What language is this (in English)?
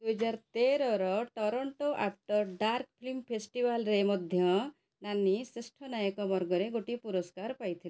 Odia